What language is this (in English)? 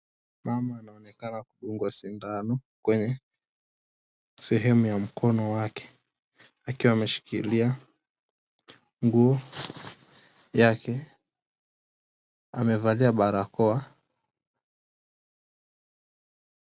Swahili